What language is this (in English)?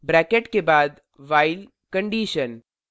Hindi